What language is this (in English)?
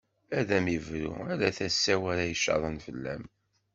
Kabyle